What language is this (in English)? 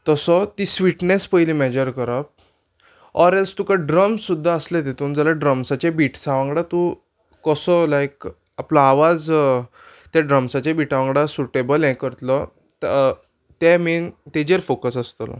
Konkani